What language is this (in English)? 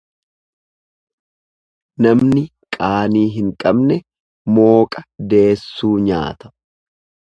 Oromo